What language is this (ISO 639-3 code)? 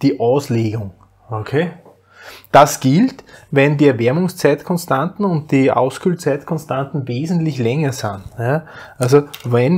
deu